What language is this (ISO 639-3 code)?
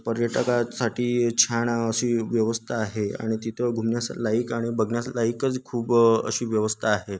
mar